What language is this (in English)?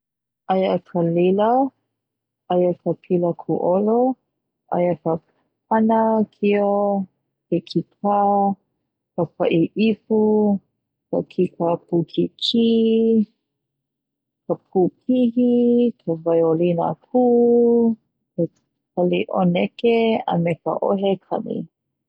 Hawaiian